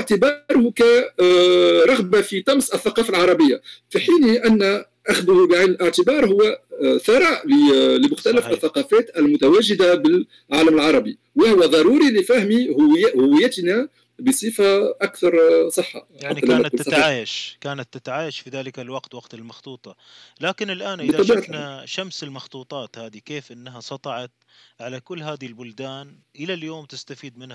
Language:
Arabic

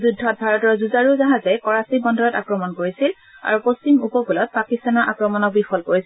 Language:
Assamese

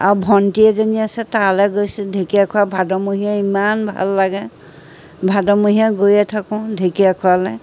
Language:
Assamese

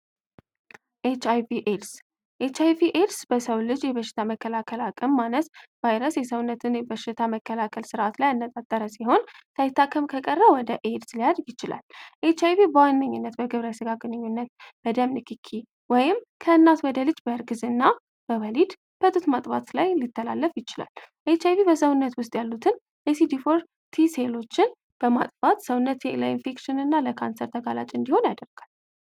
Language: Amharic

